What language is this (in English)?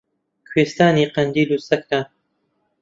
Central Kurdish